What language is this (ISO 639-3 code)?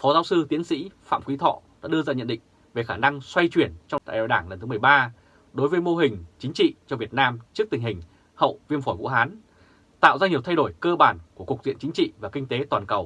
vie